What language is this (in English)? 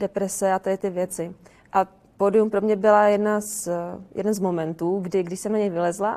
Czech